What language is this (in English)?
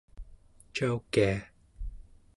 Central Yupik